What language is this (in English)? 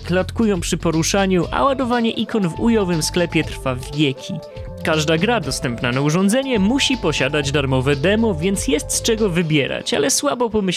Polish